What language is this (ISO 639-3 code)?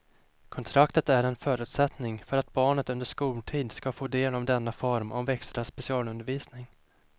swe